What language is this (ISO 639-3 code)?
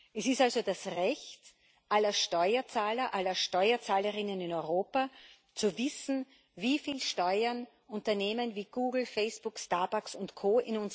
deu